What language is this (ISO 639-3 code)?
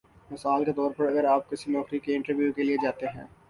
urd